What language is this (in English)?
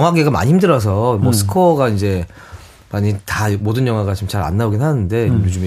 Korean